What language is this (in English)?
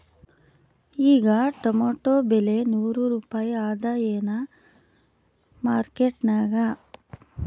Kannada